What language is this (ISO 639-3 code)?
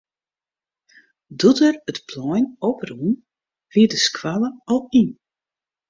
fry